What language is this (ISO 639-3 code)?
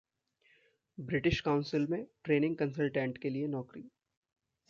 hin